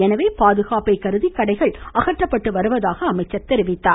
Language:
Tamil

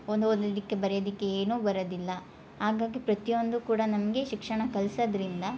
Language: Kannada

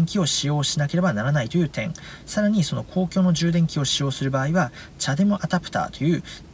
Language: Japanese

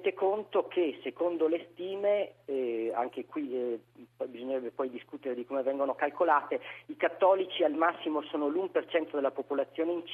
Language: Italian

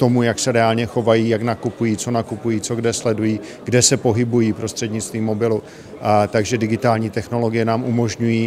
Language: Czech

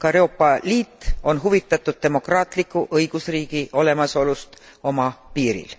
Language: Estonian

